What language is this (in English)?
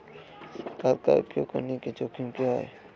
Hindi